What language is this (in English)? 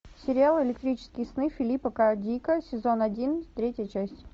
Russian